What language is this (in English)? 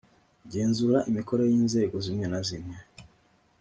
Kinyarwanda